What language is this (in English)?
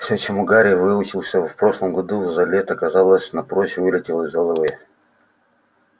Russian